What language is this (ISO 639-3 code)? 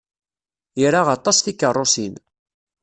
kab